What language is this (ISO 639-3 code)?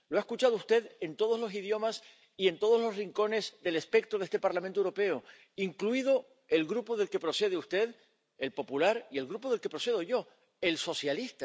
spa